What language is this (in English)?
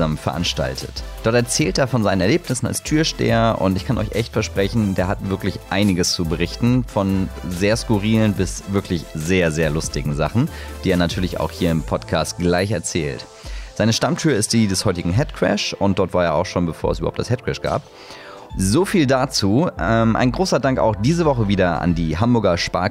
German